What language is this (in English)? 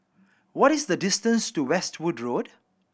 English